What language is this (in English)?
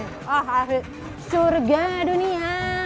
Indonesian